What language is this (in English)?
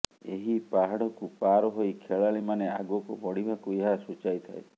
Odia